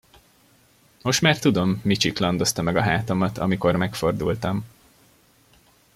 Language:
Hungarian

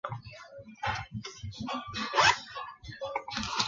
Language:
Chinese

